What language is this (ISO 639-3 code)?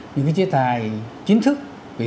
vie